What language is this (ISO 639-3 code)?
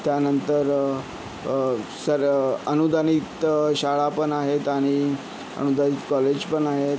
mar